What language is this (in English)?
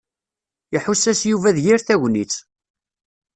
Kabyle